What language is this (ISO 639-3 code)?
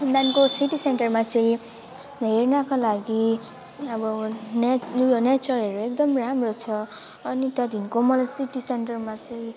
nep